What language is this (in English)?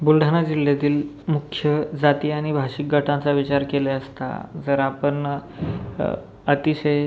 Marathi